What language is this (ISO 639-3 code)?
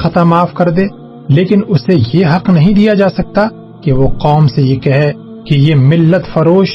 urd